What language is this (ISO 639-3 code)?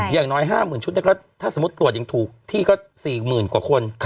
tha